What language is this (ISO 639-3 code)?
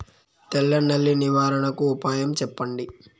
tel